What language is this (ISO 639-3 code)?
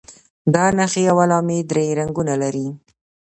pus